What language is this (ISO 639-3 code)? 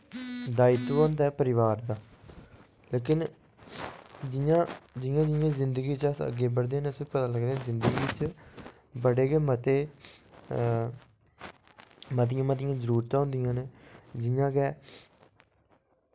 doi